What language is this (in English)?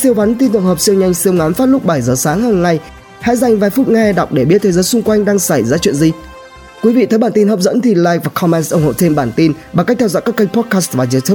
Vietnamese